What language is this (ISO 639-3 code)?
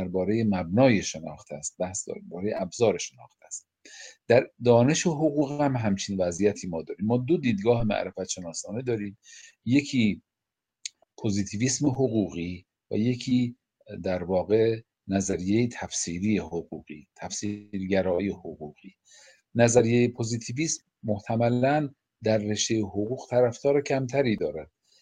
fas